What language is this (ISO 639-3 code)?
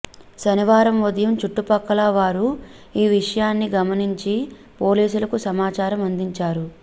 tel